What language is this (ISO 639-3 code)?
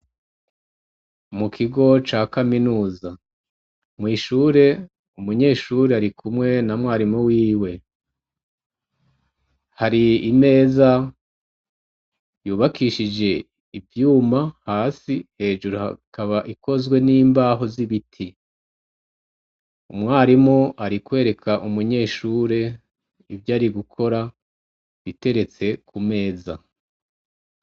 run